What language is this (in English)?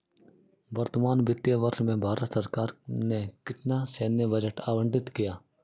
Hindi